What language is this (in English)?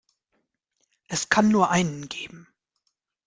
German